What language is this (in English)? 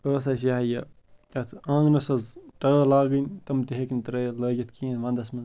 Kashmiri